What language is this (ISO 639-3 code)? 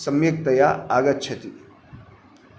san